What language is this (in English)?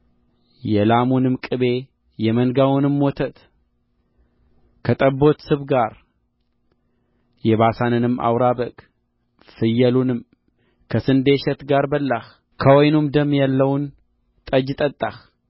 Amharic